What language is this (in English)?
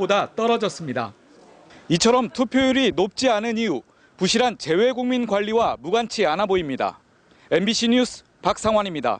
Korean